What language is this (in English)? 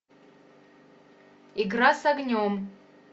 Russian